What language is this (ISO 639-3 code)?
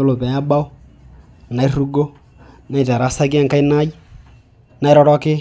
mas